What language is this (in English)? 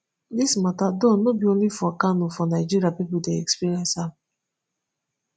Nigerian Pidgin